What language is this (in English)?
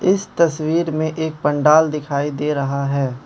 Hindi